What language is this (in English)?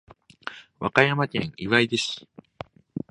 Japanese